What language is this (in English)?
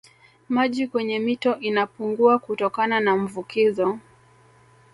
Swahili